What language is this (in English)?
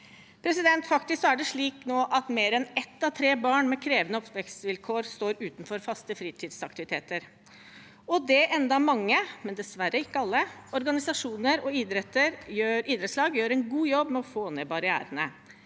Norwegian